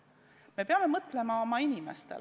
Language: Estonian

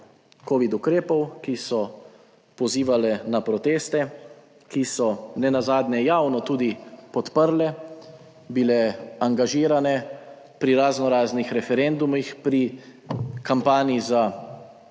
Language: Slovenian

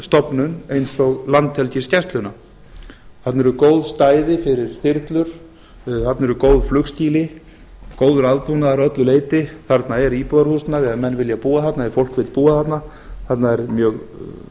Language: Icelandic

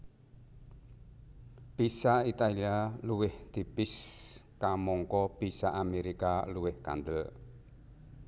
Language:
Javanese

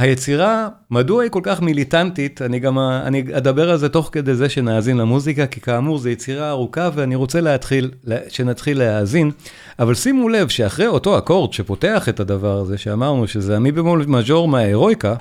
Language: Hebrew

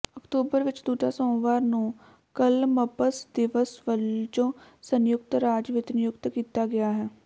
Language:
Punjabi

